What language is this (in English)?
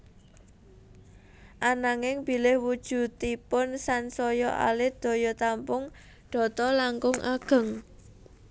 Javanese